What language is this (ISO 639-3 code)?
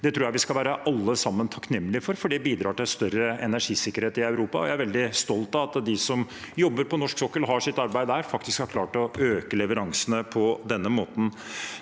nor